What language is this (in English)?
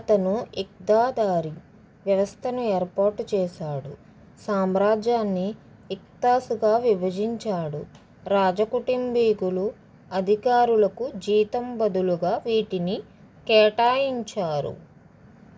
Telugu